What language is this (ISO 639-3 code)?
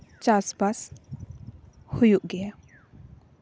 sat